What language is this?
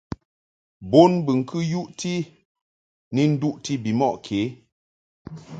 Mungaka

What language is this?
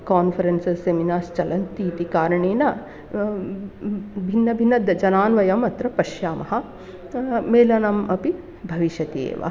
Sanskrit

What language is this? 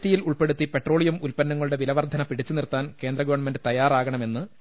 Malayalam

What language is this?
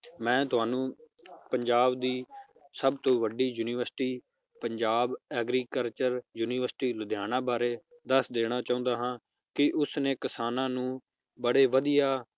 Punjabi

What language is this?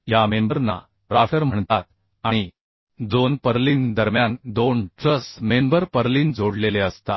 Marathi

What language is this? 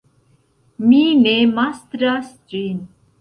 Esperanto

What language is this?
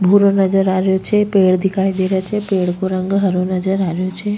Rajasthani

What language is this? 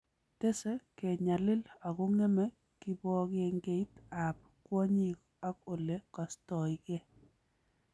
Kalenjin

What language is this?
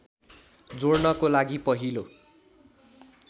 Nepali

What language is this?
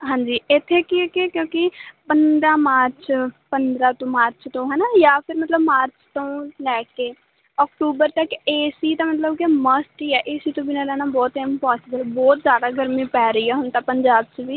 Punjabi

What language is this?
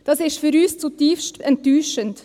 Swiss German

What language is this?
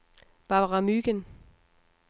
Danish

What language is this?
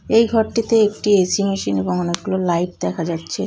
Bangla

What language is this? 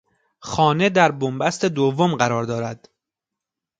Persian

